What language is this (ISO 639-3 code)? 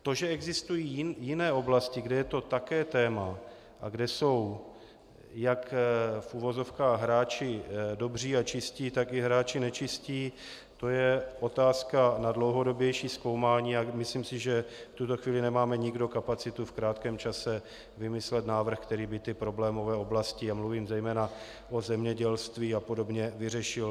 ces